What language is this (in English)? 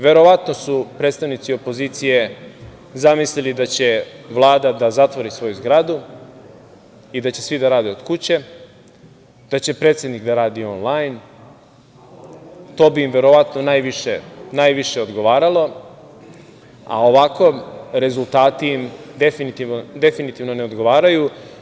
Serbian